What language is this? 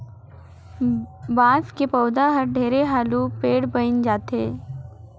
Chhattisgarhi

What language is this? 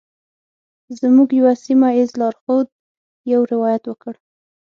Pashto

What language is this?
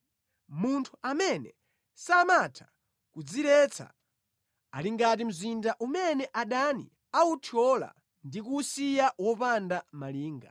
Nyanja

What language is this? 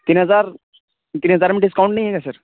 Urdu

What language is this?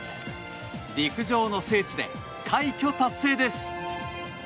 Japanese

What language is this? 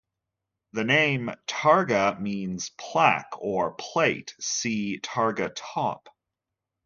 English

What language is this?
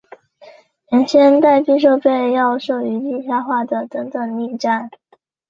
Chinese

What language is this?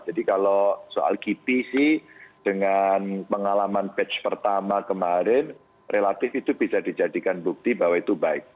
Indonesian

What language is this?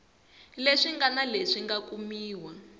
Tsonga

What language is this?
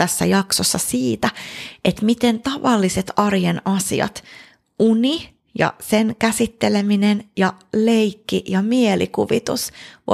Finnish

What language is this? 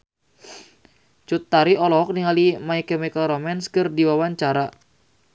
Sundanese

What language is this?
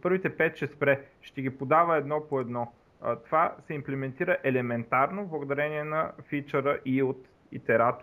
Bulgarian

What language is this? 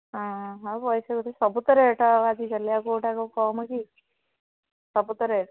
Odia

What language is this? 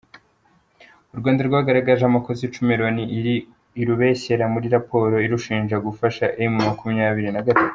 Kinyarwanda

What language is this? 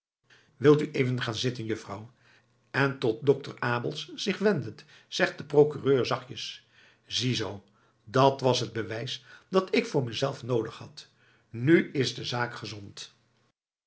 Dutch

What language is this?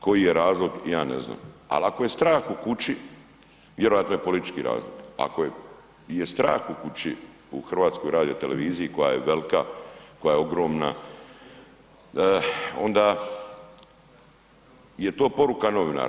Croatian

